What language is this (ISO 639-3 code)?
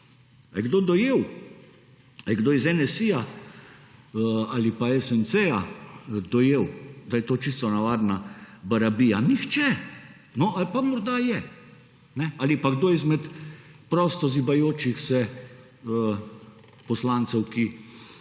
slv